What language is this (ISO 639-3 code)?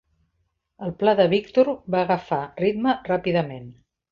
cat